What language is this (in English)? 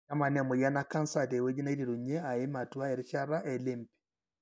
Masai